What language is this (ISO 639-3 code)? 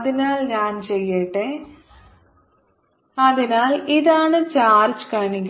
mal